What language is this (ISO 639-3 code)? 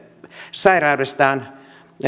fin